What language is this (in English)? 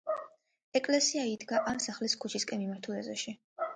Georgian